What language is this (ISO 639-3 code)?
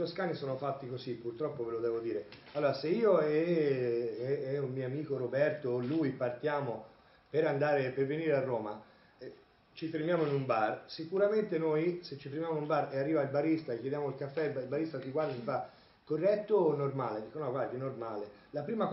ita